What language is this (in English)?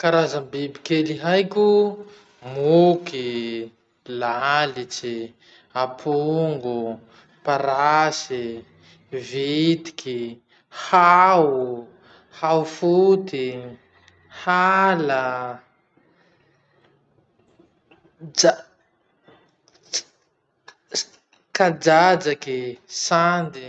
Masikoro Malagasy